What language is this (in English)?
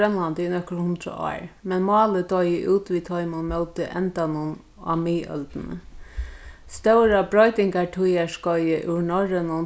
Faroese